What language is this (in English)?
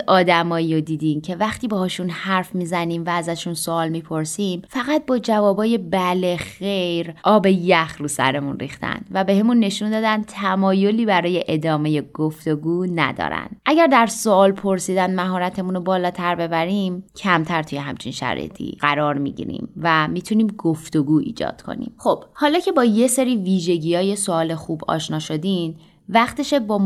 Persian